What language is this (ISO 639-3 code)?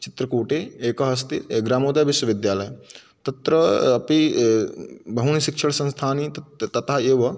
san